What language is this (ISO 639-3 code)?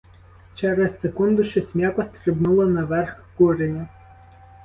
ukr